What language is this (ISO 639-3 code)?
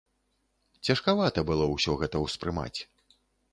bel